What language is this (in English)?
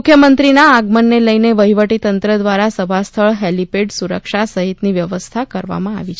Gujarati